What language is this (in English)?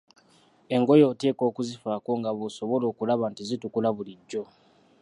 Ganda